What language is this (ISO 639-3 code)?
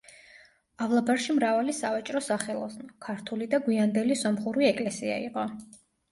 kat